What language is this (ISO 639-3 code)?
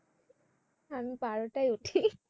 ben